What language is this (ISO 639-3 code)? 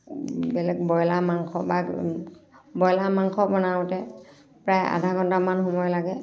asm